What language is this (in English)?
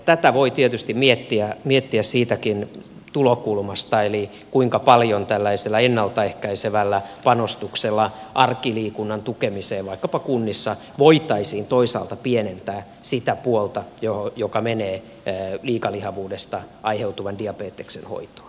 Finnish